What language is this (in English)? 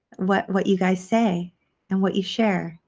English